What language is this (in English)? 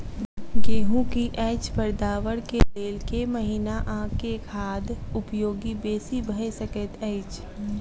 Maithili